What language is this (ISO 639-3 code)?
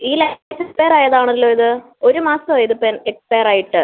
mal